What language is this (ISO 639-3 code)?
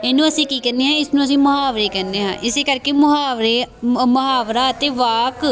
pan